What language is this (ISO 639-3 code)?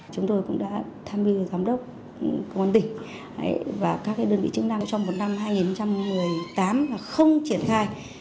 vie